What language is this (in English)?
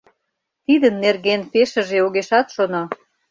Mari